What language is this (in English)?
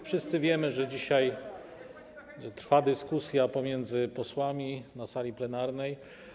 Polish